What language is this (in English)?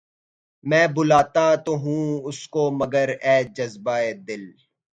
Urdu